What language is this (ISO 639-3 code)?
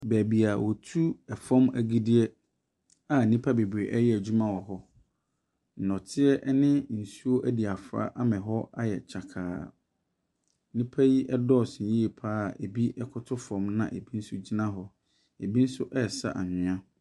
aka